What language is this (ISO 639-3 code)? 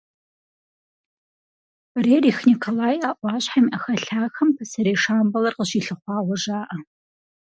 kbd